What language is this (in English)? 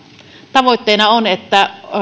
Finnish